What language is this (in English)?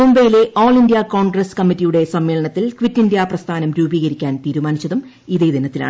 Malayalam